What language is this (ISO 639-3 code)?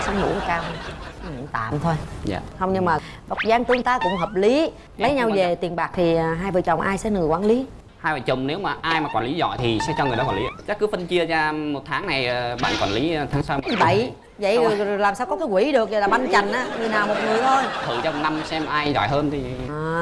vie